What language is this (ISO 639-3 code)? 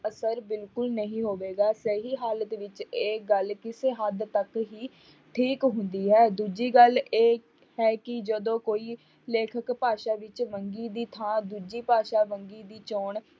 pan